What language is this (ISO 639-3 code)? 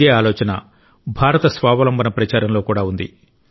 tel